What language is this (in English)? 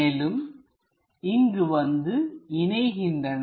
Tamil